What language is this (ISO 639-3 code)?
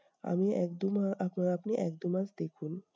ben